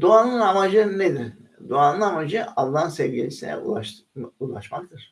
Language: Turkish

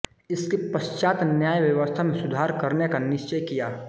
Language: Hindi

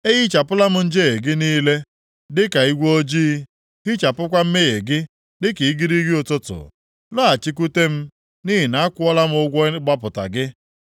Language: Igbo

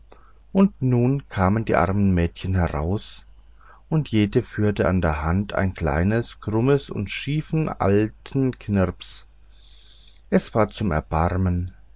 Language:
German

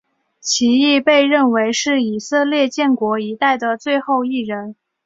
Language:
Chinese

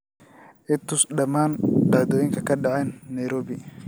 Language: Somali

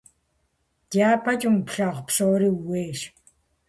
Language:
Kabardian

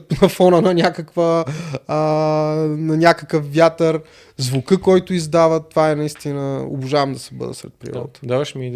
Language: Bulgarian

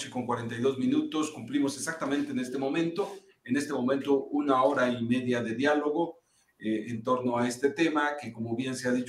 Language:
Spanish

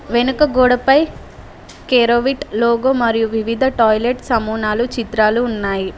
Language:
Telugu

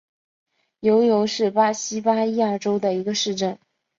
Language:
Chinese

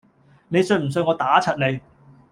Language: Cantonese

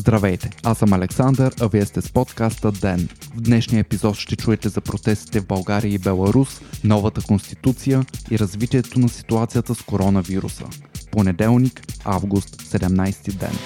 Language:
Bulgarian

